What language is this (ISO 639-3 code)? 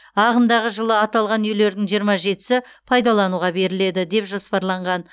kaz